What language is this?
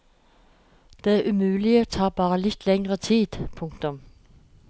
Norwegian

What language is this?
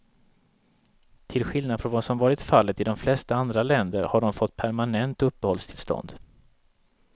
Swedish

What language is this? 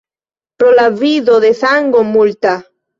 Esperanto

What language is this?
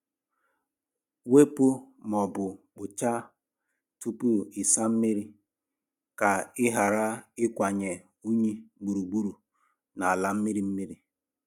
Igbo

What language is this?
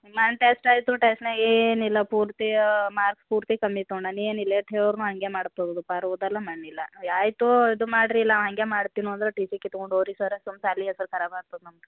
Kannada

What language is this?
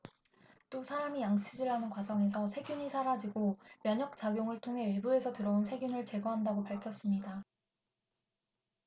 Korean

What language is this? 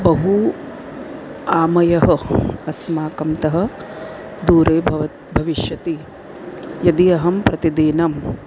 Sanskrit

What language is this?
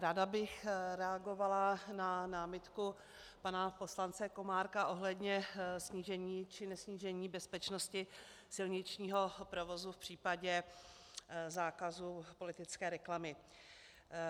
Czech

